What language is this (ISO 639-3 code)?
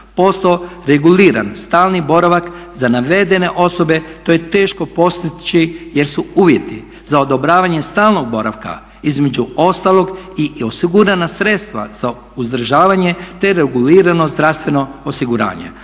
hrv